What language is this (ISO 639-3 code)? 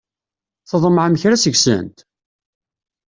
kab